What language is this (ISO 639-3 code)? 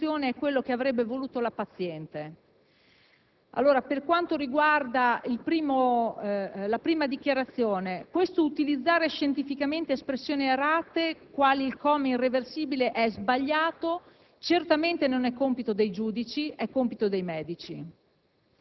ita